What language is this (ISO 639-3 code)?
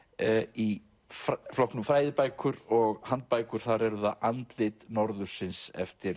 isl